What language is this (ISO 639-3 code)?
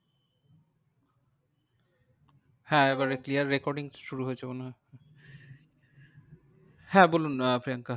ben